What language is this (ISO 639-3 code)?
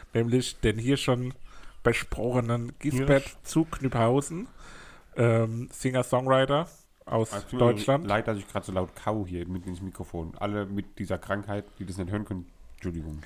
deu